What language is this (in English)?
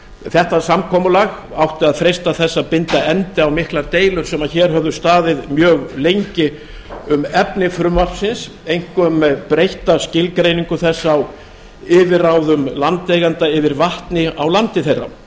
Icelandic